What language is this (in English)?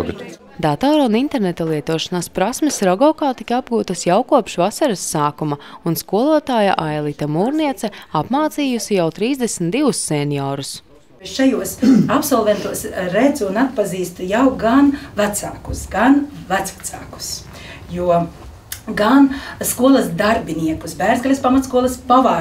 Latvian